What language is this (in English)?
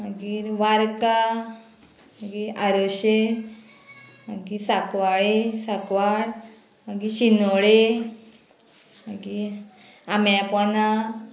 Konkani